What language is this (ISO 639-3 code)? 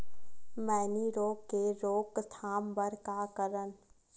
hne